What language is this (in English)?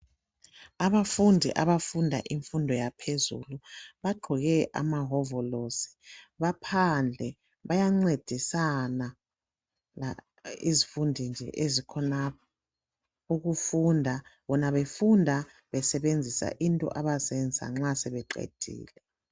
North Ndebele